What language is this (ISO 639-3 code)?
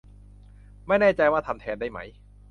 tha